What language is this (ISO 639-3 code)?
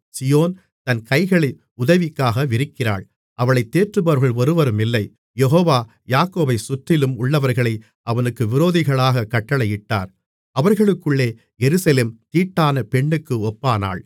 tam